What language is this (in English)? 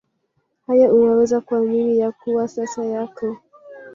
Swahili